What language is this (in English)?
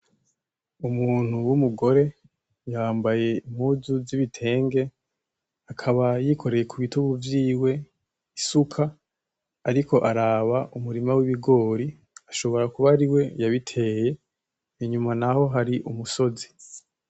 Rundi